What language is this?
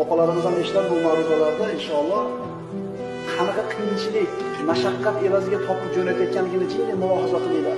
Turkish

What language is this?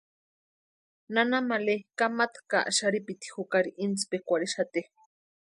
Western Highland Purepecha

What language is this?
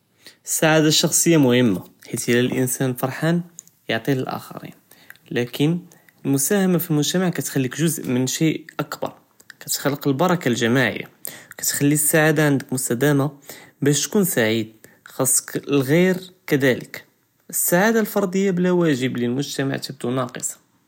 Judeo-Arabic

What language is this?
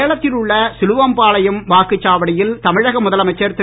Tamil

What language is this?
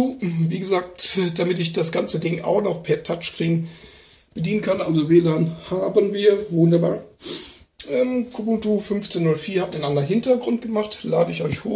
German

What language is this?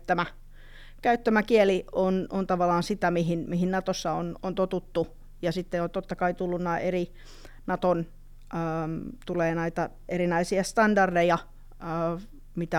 Finnish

